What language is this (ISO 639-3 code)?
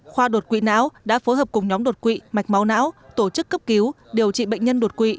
vie